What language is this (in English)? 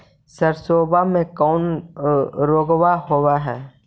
Magahi